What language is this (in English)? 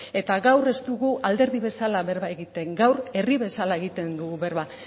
Basque